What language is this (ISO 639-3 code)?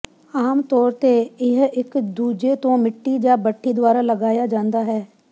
pan